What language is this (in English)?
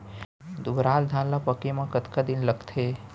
Chhattisgarhi